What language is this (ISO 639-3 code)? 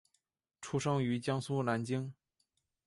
zho